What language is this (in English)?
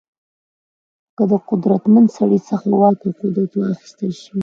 Pashto